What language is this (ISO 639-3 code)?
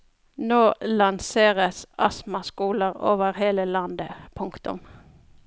nor